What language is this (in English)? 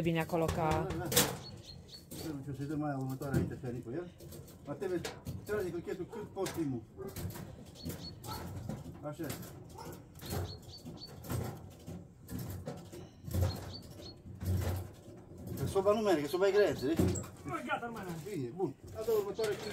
Romanian